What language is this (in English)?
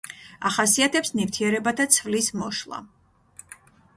Georgian